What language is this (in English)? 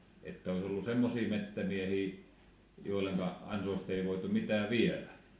Finnish